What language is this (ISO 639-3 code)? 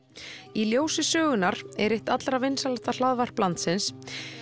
isl